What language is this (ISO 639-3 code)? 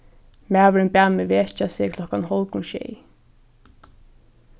fao